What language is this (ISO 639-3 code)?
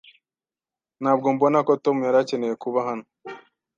kin